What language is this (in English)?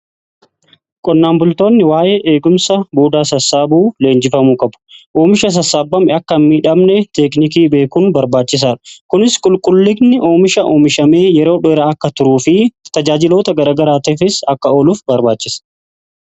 Oromo